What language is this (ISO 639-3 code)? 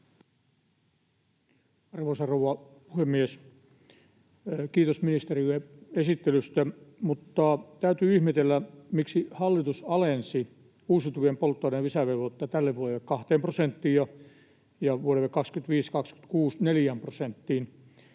fin